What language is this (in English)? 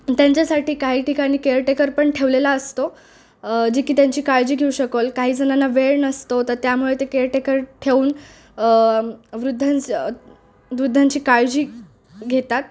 Marathi